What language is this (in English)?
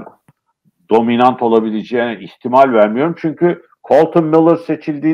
Turkish